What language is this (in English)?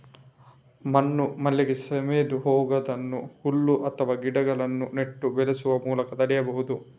Kannada